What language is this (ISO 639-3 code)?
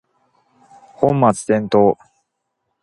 jpn